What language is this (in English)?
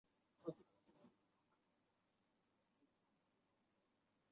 Chinese